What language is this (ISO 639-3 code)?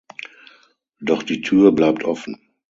deu